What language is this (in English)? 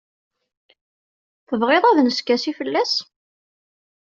Kabyle